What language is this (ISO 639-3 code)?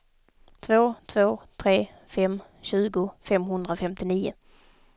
swe